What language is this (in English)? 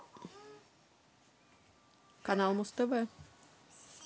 Russian